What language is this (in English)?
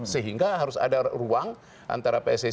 Indonesian